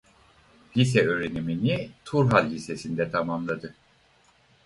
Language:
Turkish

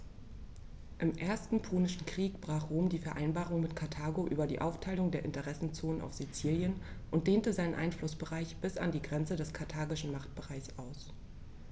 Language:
German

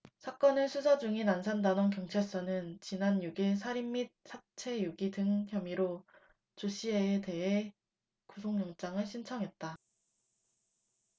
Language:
Korean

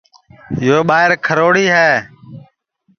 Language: Sansi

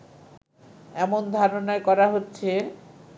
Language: Bangla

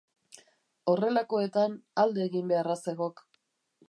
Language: Basque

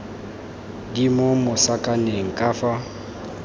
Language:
Tswana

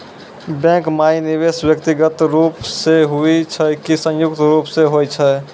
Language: Maithili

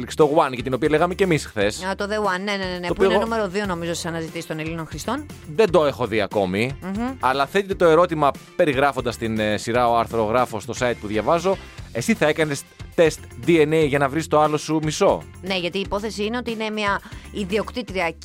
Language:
Greek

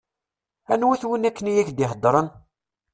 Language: Kabyle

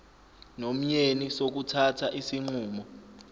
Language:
Zulu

